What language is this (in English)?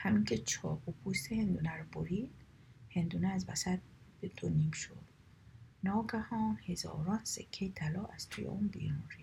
Persian